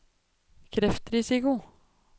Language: Norwegian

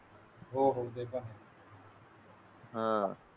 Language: Marathi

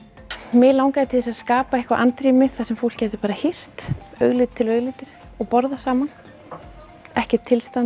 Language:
Icelandic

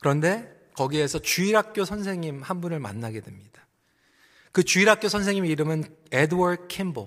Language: Korean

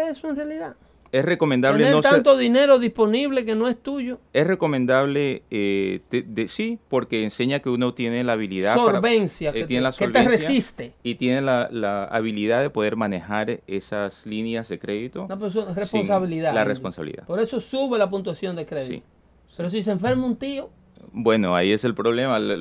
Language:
Spanish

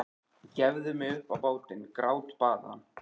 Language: Icelandic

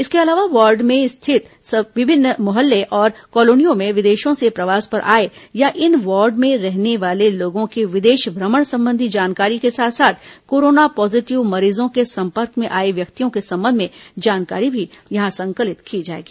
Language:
Hindi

